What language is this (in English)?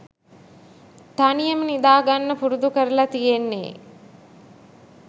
Sinhala